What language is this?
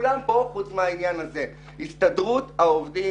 Hebrew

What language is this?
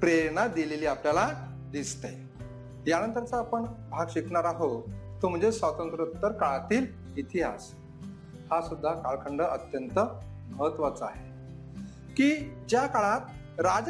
Marathi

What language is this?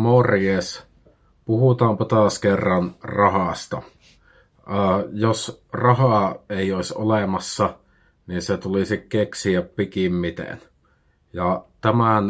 Finnish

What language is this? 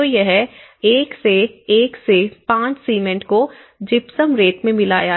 Hindi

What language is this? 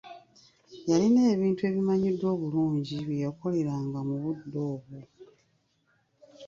Ganda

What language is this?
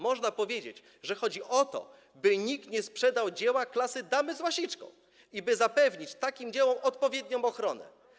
Polish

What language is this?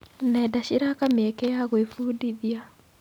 Kikuyu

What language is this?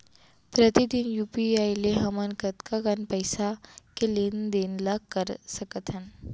Chhattisgarhi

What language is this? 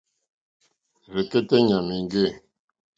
Mokpwe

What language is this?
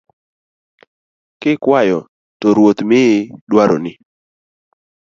Luo (Kenya and Tanzania)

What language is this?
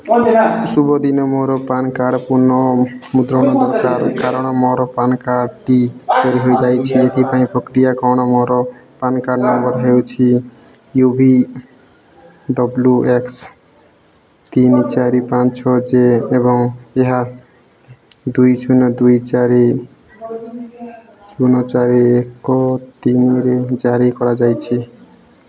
Odia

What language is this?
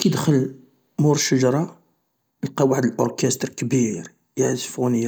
Algerian Arabic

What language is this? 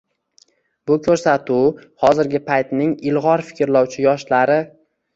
Uzbek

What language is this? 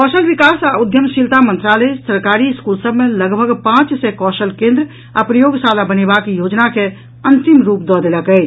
Maithili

